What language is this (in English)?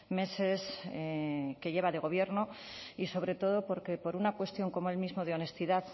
Spanish